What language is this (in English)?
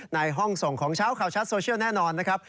Thai